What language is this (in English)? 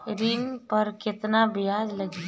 Bhojpuri